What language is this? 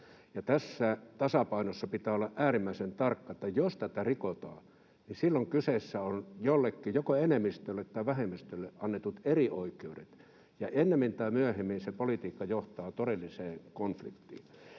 Finnish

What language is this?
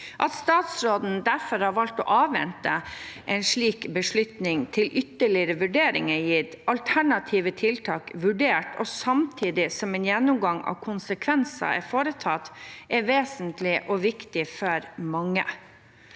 Norwegian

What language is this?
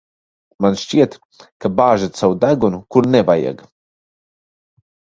Latvian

